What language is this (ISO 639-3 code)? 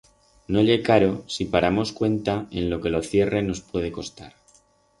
arg